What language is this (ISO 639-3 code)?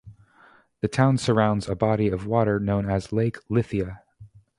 eng